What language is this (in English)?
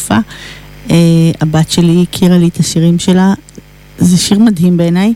Hebrew